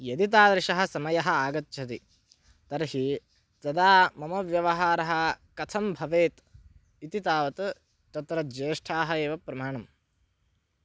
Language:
Sanskrit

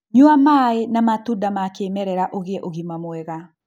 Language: Kikuyu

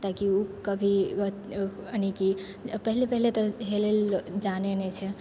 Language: Maithili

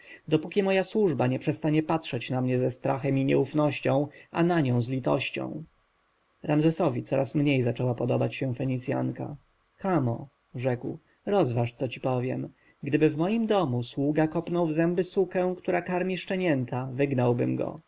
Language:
Polish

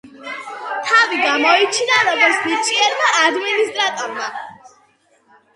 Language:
Georgian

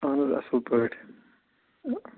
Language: Kashmiri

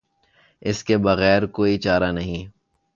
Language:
Urdu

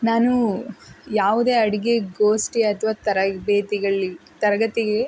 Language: Kannada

